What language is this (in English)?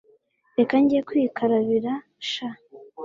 Kinyarwanda